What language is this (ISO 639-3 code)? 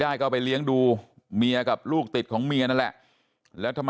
tha